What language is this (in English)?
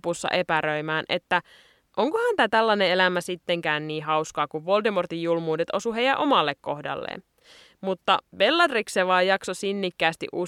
Finnish